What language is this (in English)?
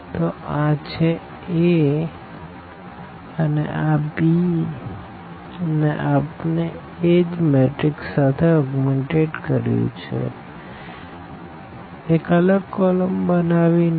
Gujarati